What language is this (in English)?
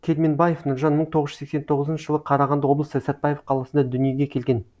Kazakh